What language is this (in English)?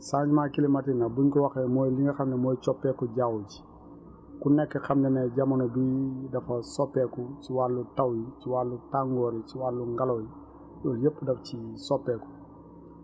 Wolof